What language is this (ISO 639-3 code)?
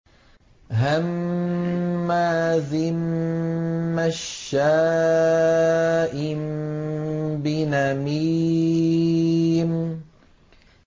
ara